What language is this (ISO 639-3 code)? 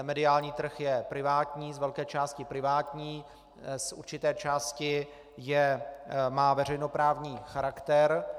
ces